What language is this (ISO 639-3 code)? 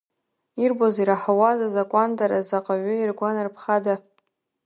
abk